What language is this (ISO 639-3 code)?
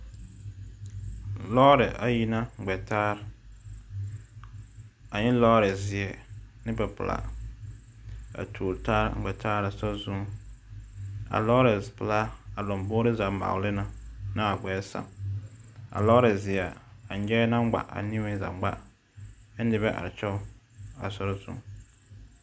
dga